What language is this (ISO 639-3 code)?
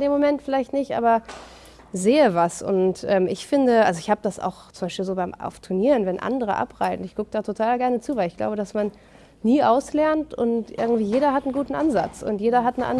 deu